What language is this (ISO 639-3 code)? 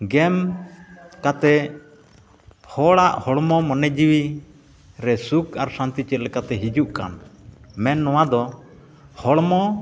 sat